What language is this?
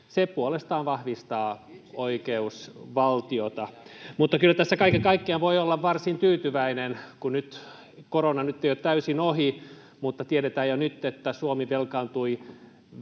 Finnish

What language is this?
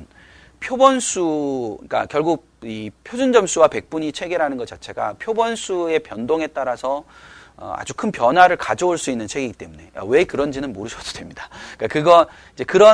Korean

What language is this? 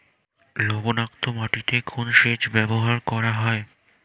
Bangla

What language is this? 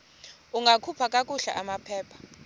Xhosa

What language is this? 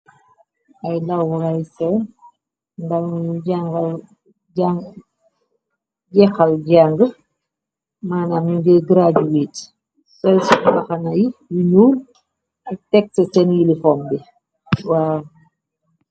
Wolof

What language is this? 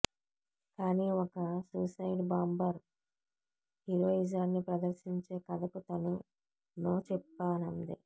Telugu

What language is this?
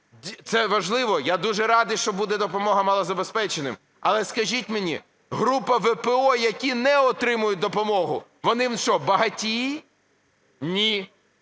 Ukrainian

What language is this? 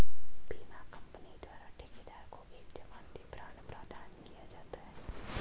Hindi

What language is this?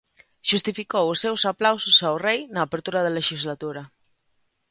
Galician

